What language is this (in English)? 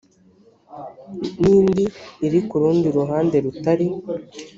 Kinyarwanda